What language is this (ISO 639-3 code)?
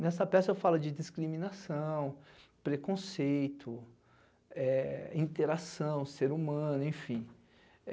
por